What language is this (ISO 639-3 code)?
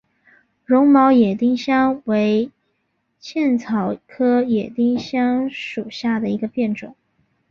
zho